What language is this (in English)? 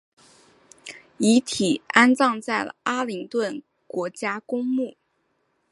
Chinese